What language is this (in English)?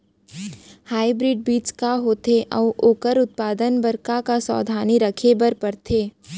Chhattisgarhi